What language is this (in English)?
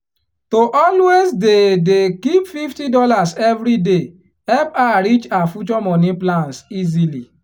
Nigerian Pidgin